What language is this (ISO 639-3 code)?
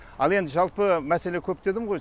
kaz